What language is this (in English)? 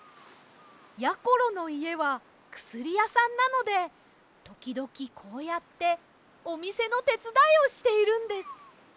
Japanese